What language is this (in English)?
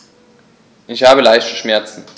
German